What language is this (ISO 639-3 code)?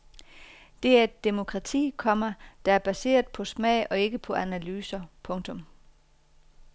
dan